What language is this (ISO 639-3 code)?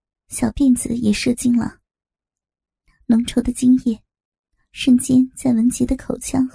zho